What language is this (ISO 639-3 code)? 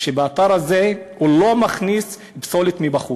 heb